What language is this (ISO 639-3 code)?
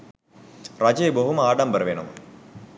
sin